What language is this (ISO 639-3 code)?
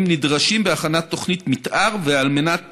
heb